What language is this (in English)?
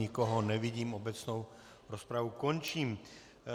Czech